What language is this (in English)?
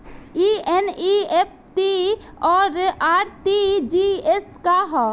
Bhojpuri